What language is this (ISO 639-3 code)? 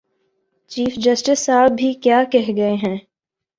urd